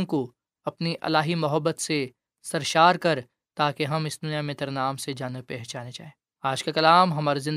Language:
Urdu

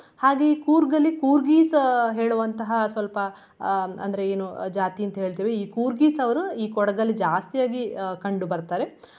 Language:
Kannada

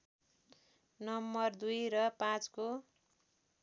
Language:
Nepali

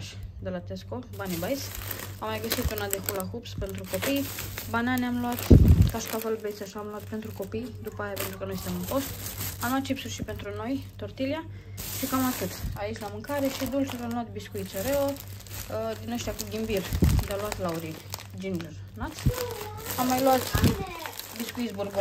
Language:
Romanian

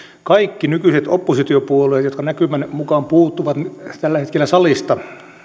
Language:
Finnish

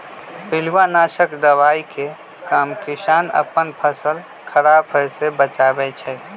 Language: Magahi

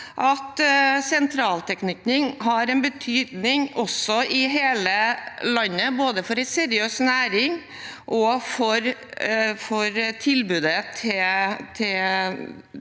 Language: Norwegian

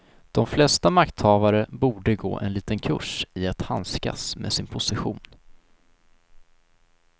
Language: Swedish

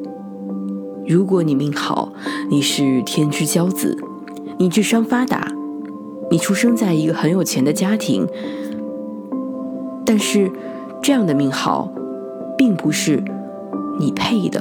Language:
Chinese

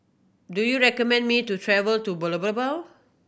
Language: English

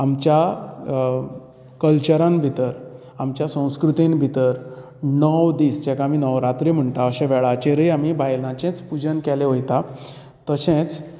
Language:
Konkani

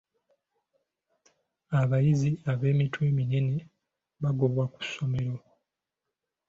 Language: Ganda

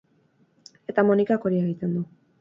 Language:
Basque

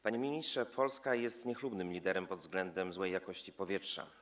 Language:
Polish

